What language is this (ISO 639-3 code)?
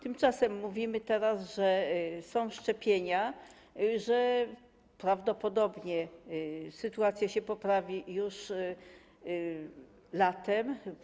pol